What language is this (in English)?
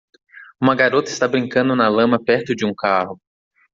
Portuguese